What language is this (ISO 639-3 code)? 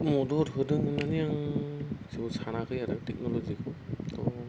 brx